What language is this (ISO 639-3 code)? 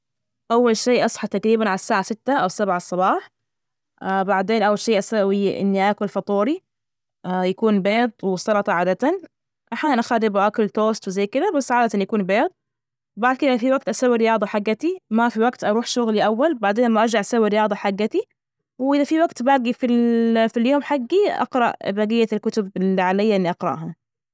ars